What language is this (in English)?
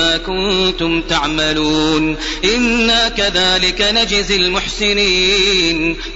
Arabic